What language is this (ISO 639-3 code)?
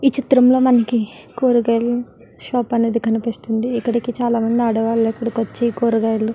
tel